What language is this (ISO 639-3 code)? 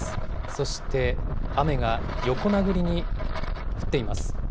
jpn